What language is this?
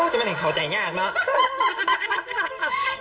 Thai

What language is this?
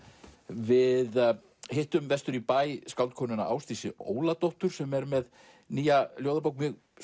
Icelandic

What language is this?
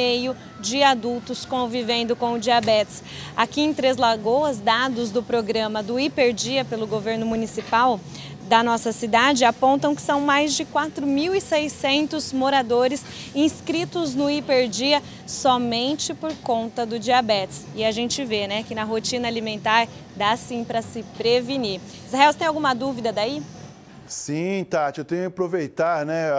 Portuguese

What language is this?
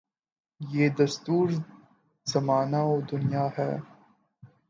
Urdu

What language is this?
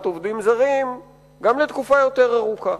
Hebrew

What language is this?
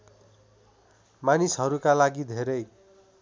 Nepali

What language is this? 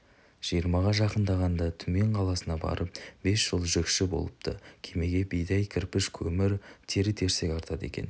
Kazakh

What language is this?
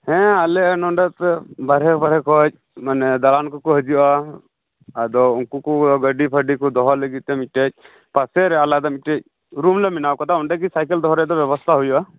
Santali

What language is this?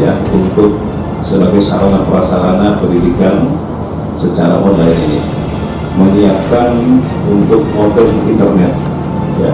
Indonesian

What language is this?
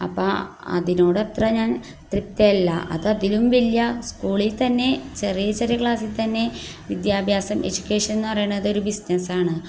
Malayalam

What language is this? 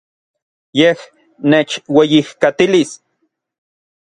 Orizaba Nahuatl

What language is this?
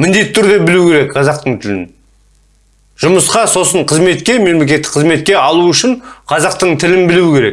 Turkish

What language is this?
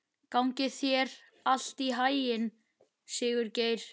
Icelandic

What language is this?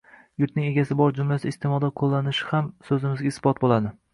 Uzbek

